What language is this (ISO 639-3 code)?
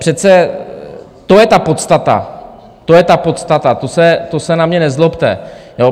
ces